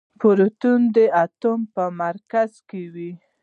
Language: Pashto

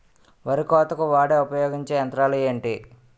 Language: Telugu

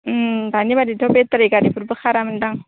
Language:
Bodo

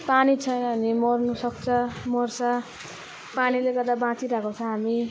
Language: Nepali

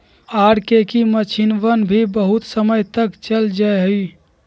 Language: Magahi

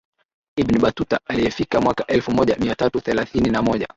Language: Swahili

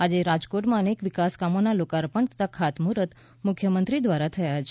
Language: Gujarati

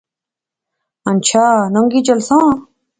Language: Pahari-Potwari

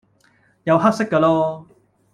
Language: Cantonese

